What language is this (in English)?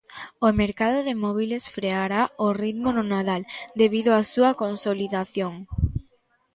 Galician